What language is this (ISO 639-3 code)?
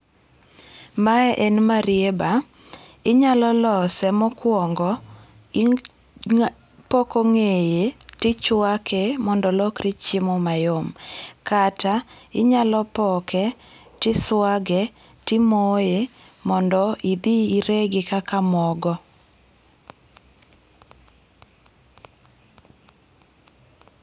luo